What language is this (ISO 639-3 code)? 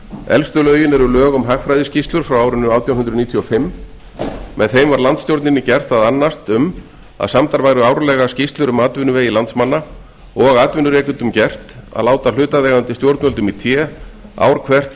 isl